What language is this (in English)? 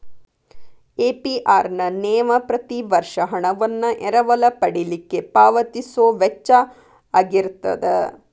Kannada